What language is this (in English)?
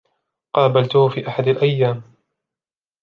Arabic